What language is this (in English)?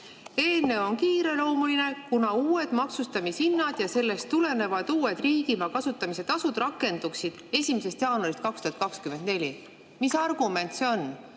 Estonian